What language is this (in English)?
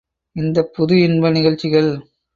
Tamil